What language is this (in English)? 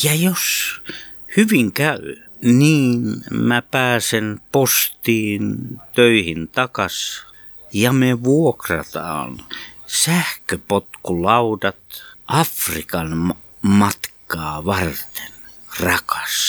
Finnish